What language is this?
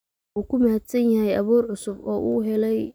Somali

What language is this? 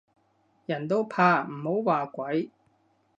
Cantonese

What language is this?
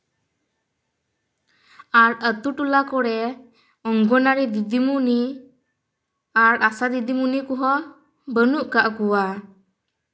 Santali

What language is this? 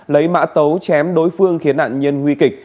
Vietnamese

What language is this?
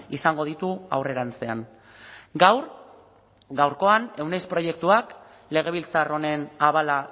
Basque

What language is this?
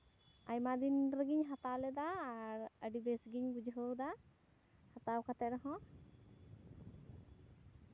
Santali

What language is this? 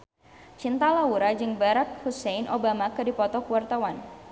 Sundanese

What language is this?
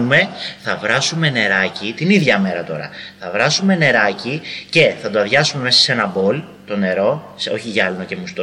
Greek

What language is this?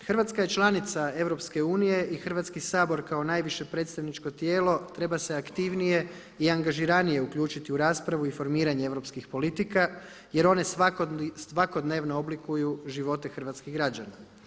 Croatian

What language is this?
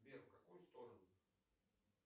Russian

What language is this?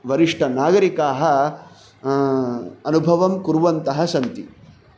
Sanskrit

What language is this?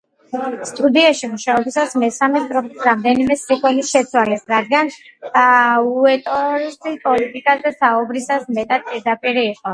Georgian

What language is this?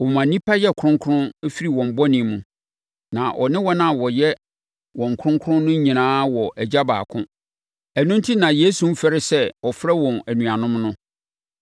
Akan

